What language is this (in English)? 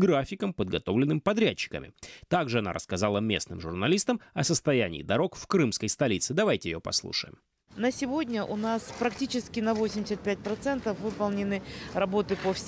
Russian